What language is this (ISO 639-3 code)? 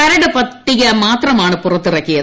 mal